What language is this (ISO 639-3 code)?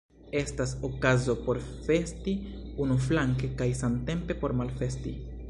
epo